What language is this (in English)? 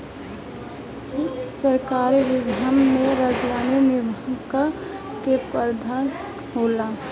Bhojpuri